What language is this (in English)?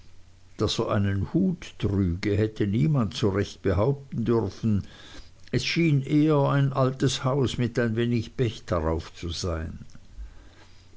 German